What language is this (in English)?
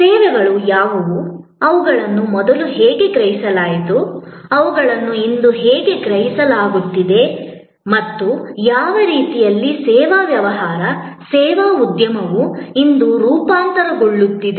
Kannada